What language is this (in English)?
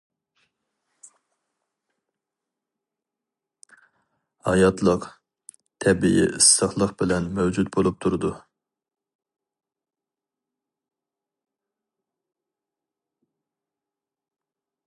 Uyghur